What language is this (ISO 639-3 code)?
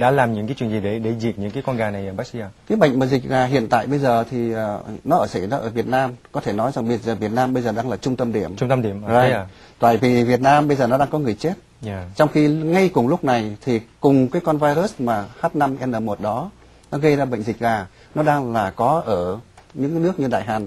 vie